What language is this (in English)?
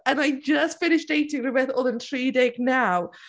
Welsh